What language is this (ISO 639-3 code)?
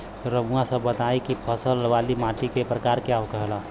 bho